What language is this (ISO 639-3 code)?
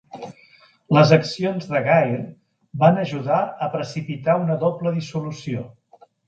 cat